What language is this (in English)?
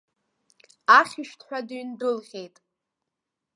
Abkhazian